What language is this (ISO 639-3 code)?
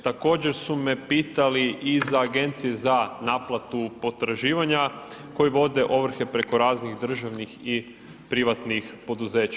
hrv